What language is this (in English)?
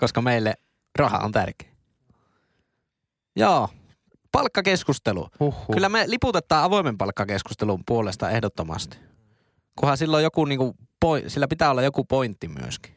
Finnish